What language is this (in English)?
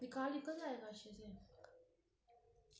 Dogri